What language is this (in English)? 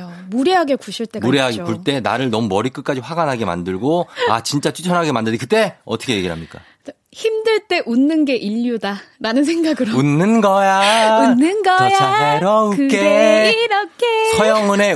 Korean